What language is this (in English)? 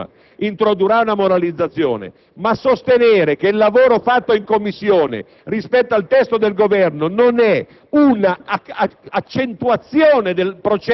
Italian